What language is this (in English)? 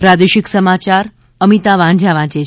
Gujarati